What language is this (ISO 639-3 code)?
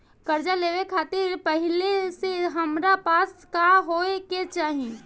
bho